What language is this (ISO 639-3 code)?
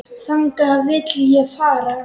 isl